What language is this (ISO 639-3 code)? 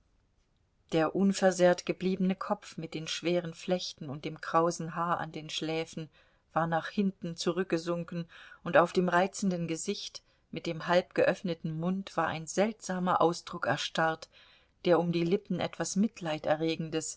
deu